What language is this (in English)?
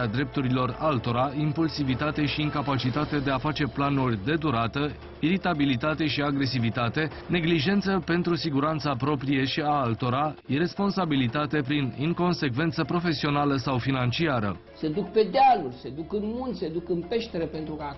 Romanian